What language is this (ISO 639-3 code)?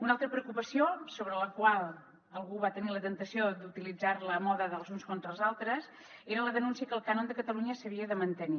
cat